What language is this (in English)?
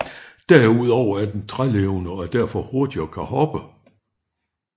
Danish